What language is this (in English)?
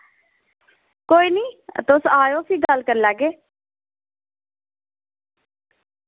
Dogri